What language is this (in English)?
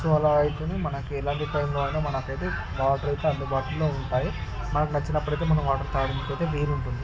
Telugu